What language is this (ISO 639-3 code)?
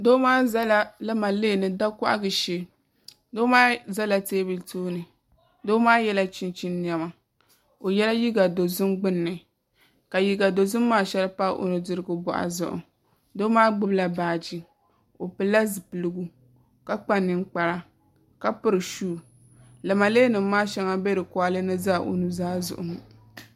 dag